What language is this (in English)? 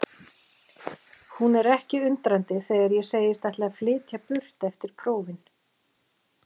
Icelandic